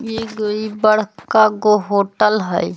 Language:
Magahi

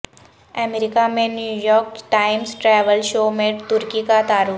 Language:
Urdu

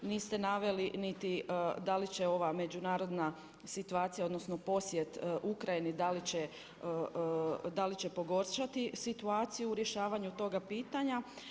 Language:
Croatian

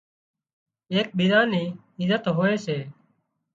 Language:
Wadiyara Koli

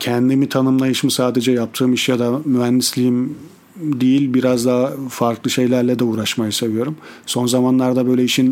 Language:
Turkish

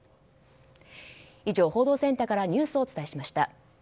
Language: Japanese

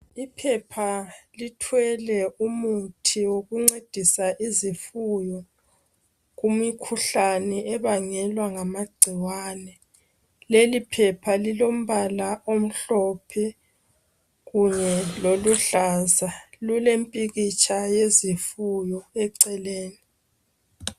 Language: North Ndebele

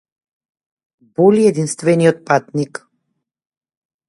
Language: Macedonian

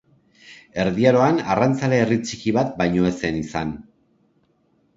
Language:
Basque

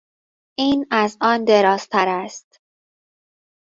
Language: Persian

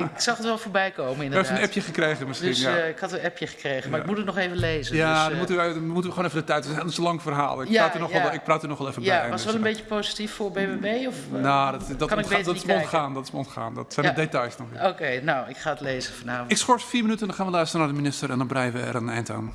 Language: Dutch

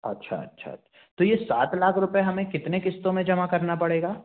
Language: Hindi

